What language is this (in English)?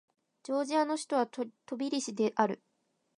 Japanese